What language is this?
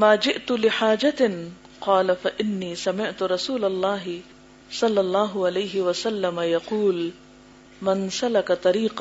Urdu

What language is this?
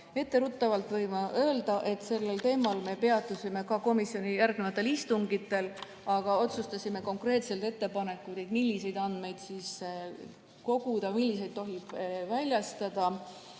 Estonian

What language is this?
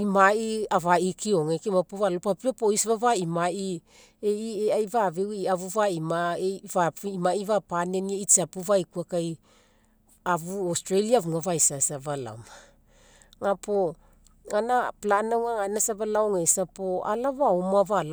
Mekeo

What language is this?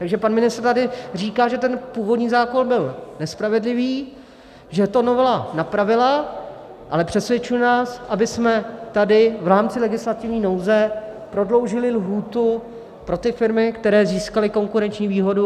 Czech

